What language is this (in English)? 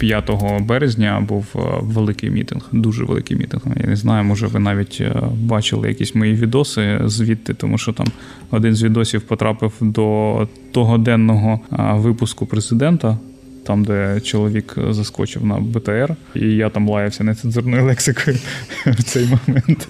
Ukrainian